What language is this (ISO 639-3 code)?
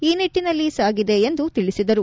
kan